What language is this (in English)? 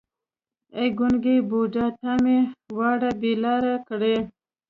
Pashto